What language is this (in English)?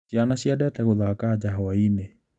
Kikuyu